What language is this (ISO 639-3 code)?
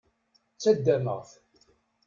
kab